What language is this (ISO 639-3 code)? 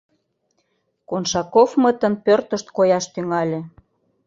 chm